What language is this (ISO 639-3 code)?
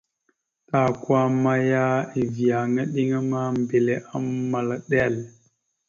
mxu